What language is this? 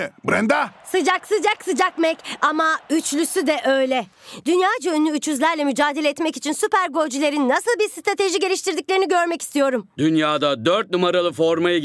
Turkish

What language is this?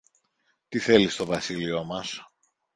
Greek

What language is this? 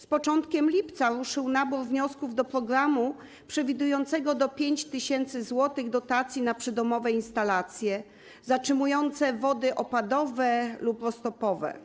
Polish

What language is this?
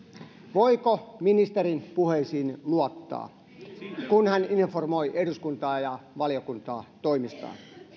Finnish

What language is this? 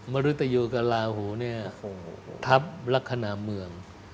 Thai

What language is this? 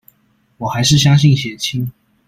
Chinese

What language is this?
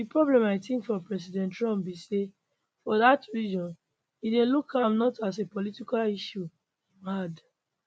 Nigerian Pidgin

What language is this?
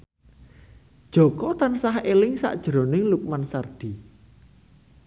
Javanese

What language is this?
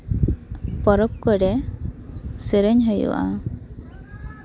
Santali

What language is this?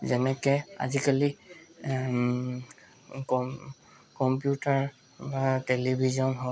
Assamese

